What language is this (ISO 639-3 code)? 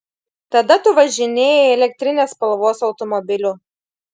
lit